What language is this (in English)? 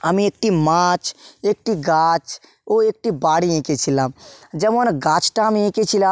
Bangla